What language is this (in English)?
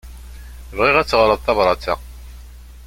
Kabyle